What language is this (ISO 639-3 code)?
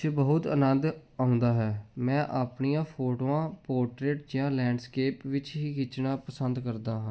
pan